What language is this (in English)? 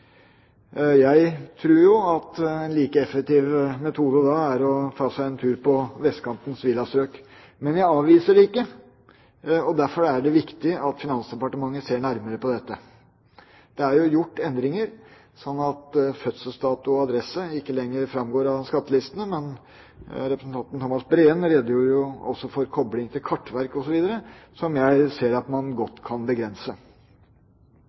Norwegian Bokmål